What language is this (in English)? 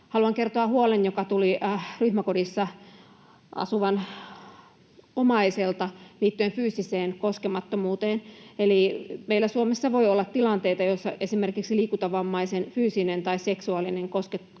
Finnish